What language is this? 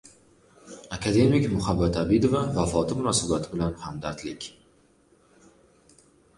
Uzbek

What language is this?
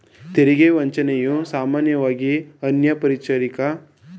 Kannada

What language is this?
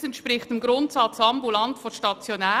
Swiss German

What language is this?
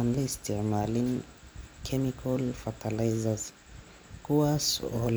Somali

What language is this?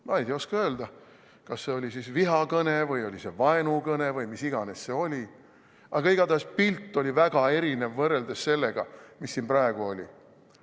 Estonian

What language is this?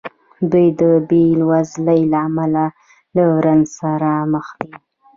Pashto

